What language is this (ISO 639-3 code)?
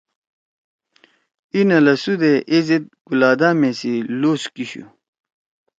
trw